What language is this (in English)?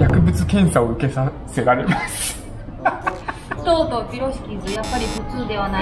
Japanese